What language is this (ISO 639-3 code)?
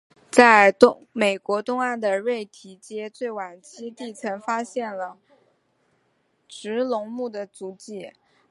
zho